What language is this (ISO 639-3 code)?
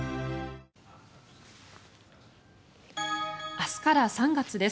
jpn